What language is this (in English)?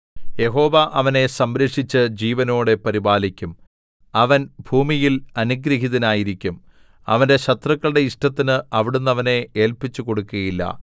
Malayalam